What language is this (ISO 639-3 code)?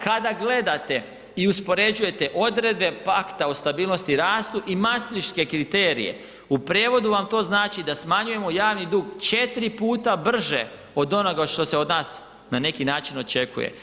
hrv